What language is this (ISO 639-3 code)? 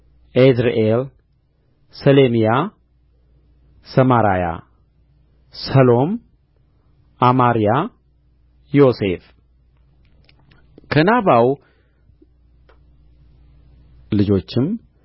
amh